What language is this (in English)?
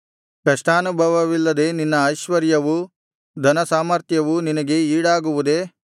Kannada